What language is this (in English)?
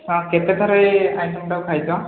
Odia